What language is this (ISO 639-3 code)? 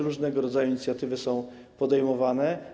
pol